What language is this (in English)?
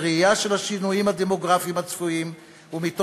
Hebrew